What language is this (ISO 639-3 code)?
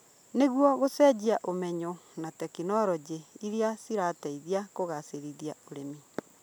kik